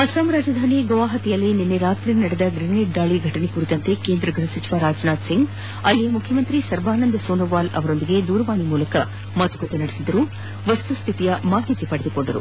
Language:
Kannada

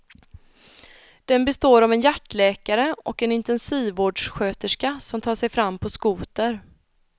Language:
Swedish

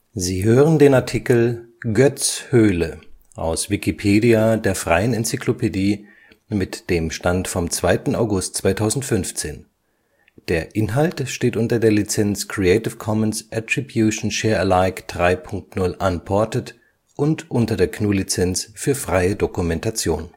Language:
German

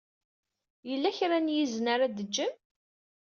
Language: Kabyle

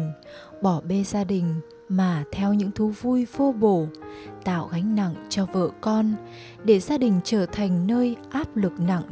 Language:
Vietnamese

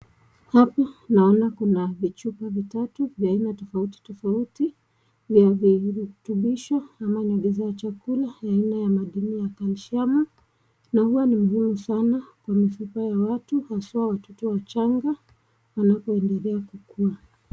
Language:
Swahili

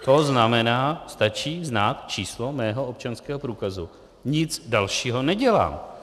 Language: Czech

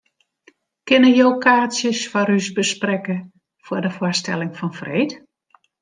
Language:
Western Frisian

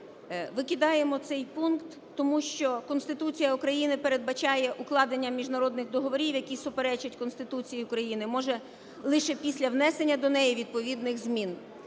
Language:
Ukrainian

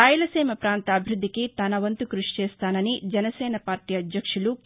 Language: Telugu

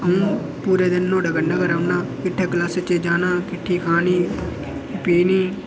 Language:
Dogri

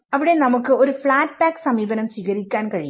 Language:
Malayalam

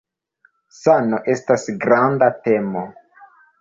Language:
Esperanto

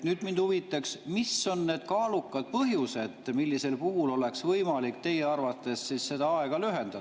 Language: Estonian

